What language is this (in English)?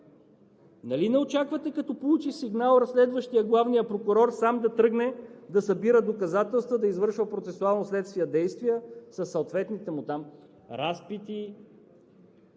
Bulgarian